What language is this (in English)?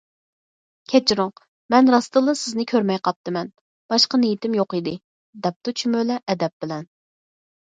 Uyghur